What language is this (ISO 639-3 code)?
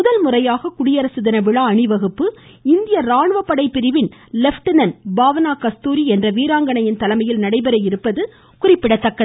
tam